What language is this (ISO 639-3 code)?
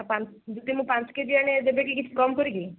ori